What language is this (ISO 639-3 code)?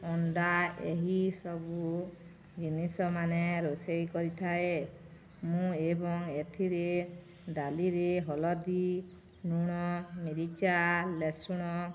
ori